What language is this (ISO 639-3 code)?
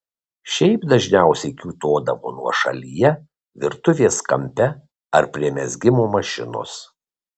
lit